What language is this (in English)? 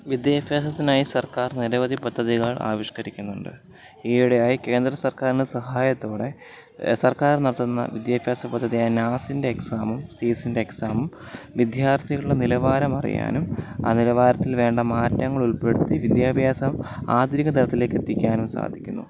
Malayalam